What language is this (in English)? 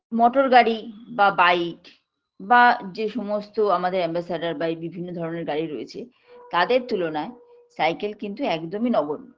Bangla